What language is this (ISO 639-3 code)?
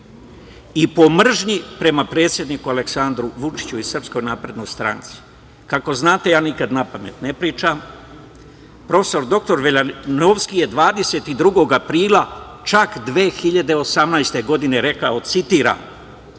srp